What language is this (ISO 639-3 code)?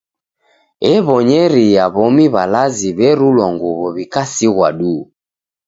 dav